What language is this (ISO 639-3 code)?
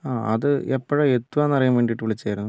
mal